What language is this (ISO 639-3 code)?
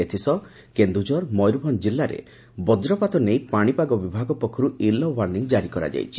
ori